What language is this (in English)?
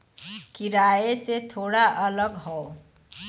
Bhojpuri